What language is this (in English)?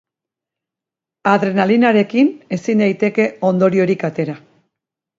Basque